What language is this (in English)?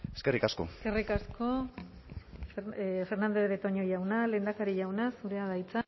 Basque